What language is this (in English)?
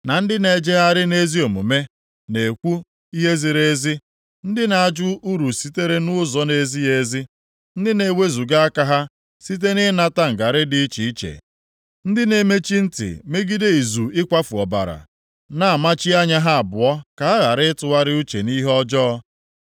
Igbo